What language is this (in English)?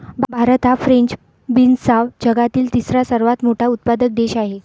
Marathi